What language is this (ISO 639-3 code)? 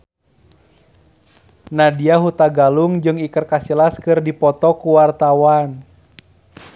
sun